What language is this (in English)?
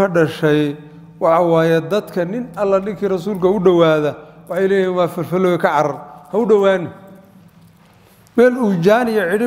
Arabic